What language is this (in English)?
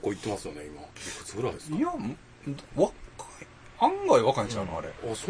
Japanese